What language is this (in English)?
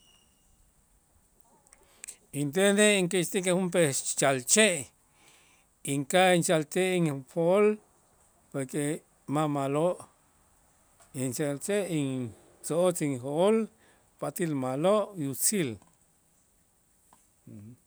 Itzá